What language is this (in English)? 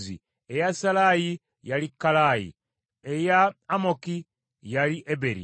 Ganda